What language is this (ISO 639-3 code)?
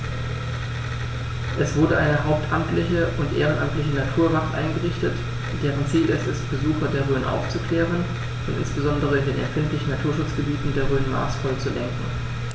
deu